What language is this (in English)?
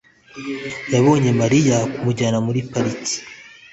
Kinyarwanda